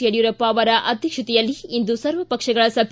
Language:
Kannada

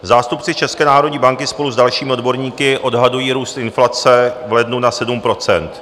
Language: Czech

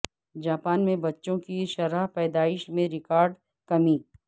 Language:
Urdu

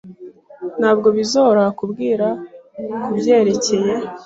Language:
Kinyarwanda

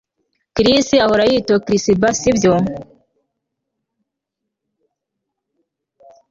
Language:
Kinyarwanda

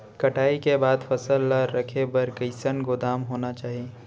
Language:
Chhattisgarhi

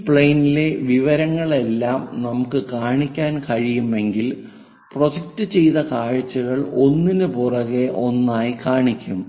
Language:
Malayalam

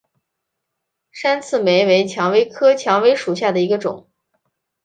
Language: Chinese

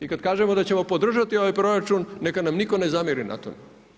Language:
Croatian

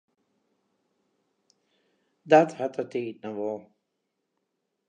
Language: Western Frisian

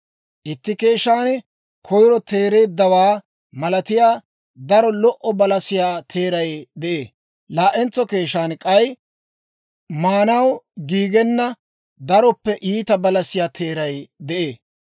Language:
Dawro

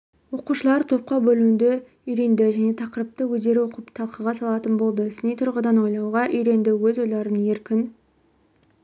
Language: Kazakh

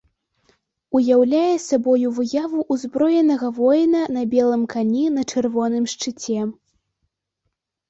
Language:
Belarusian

